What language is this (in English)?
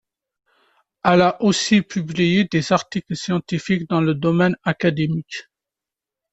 French